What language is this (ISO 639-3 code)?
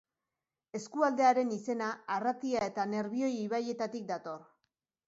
eus